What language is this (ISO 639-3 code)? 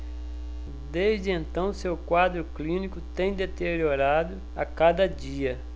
por